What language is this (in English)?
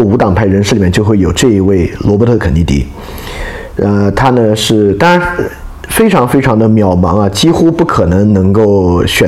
Chinese